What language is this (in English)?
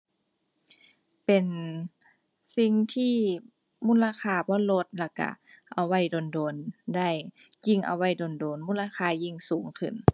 Thai